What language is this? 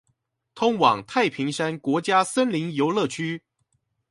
Chinese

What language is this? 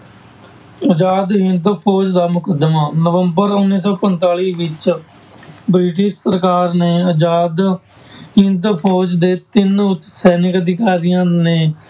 Punjabi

